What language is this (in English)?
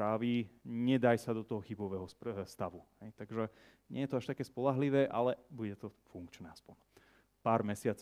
Slovak